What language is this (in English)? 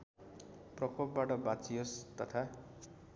Nepali